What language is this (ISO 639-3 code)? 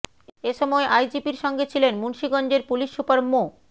ben